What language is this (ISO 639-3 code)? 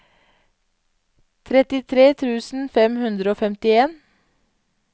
nor